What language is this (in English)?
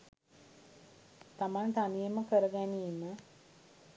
Sinhala